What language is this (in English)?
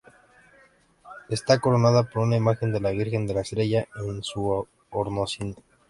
Spanish